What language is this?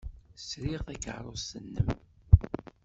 Kabyle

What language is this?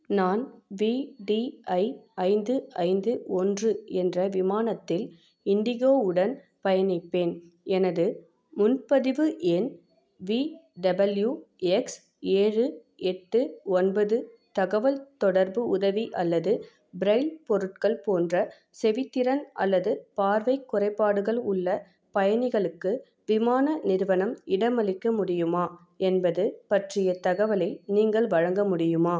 Tamil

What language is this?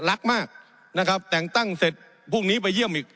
Thai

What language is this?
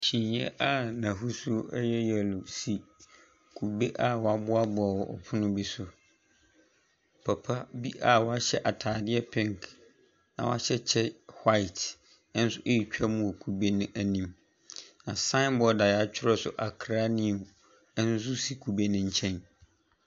Akan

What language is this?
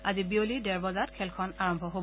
Assamese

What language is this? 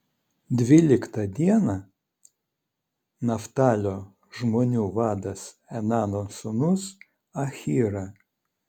Lithuanian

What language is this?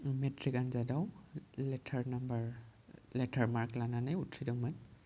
Bodo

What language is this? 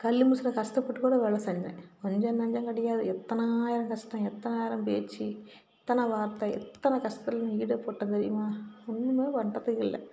Tamil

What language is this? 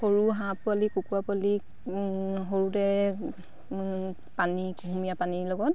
Assamese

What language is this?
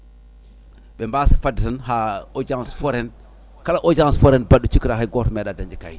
Fula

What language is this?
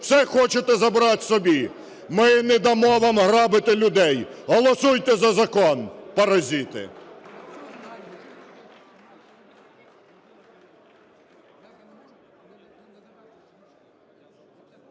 Ukrainian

